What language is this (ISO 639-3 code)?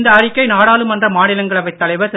tam